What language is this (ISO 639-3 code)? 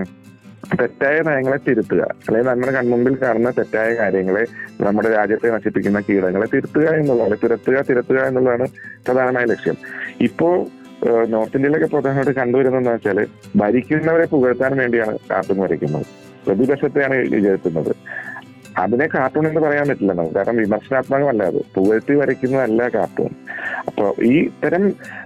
mal